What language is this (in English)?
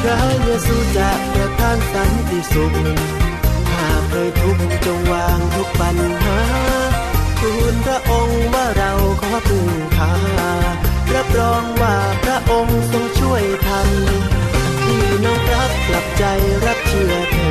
Thai